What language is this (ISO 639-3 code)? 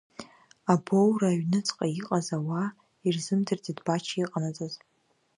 abk